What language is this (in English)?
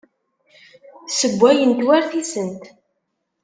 Kabyle